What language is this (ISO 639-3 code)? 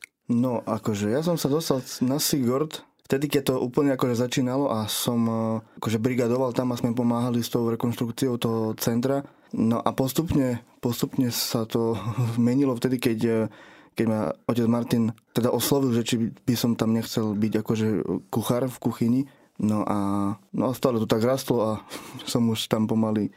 slk